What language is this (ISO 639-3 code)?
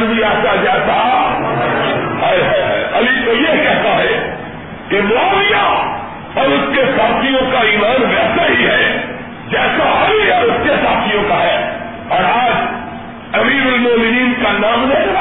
urd